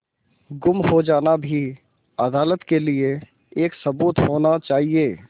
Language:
Hindi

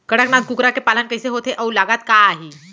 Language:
Chhattisgarhi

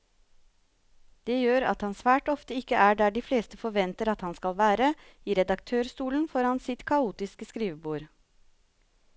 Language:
Norwegian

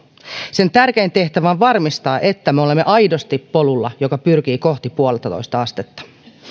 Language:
Finnish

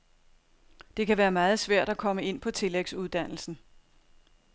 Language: Danish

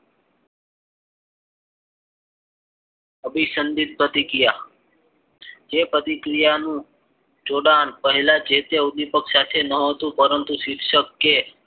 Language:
Gujarati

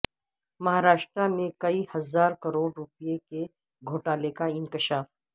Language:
Urdu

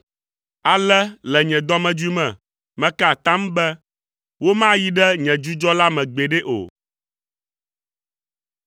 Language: Ewe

